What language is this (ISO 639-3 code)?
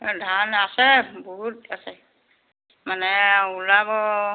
asm